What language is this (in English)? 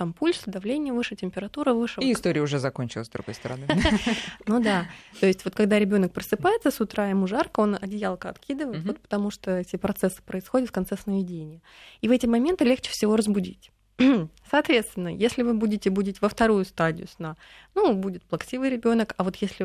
Russian